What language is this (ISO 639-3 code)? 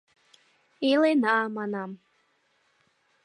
chm